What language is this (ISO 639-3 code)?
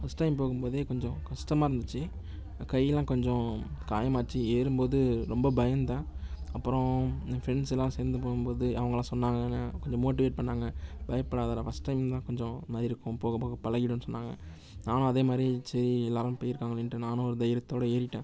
tam